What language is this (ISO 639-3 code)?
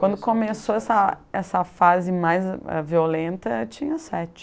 por